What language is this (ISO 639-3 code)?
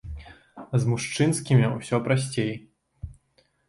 bel